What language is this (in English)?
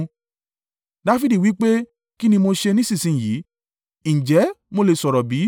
Yoruba